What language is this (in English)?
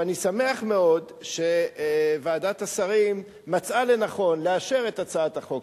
Hebrew